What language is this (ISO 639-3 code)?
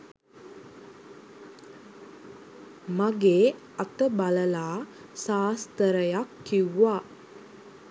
sin